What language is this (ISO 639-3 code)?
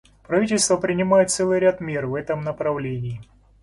rus